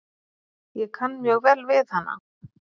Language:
Icelandic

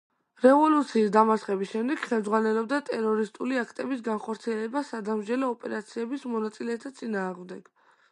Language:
Georgian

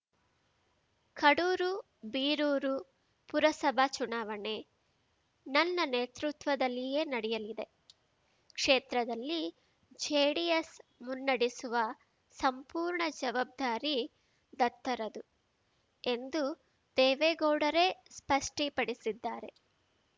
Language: Kannada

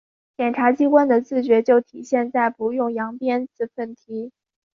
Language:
Chinese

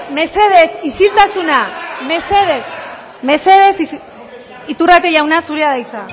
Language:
Basque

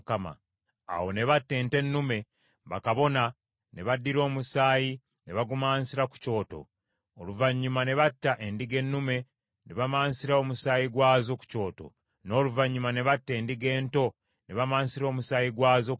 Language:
Ganda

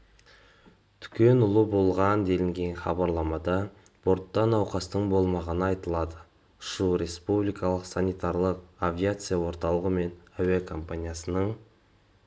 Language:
Kazakh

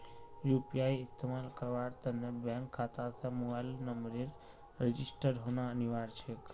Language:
Magahi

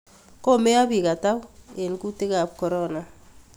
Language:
Kalenjin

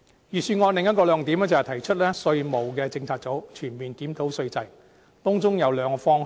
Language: Cantonese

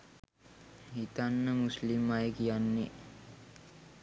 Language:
Sinhala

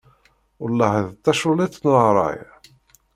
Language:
Kabyle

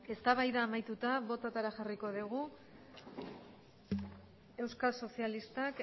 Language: Basque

